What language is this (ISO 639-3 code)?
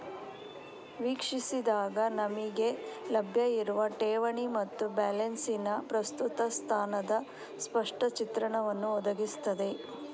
kan